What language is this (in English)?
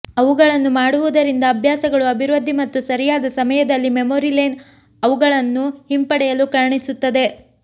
Kannada